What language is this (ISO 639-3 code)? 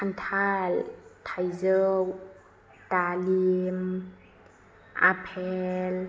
brx